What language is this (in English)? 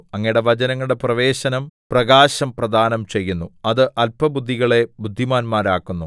Malayalam